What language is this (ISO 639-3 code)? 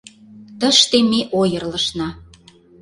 chm